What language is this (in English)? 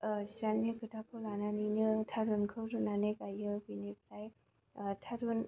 Bodo